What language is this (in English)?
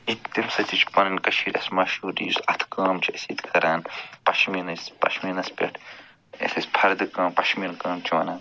Kashmiri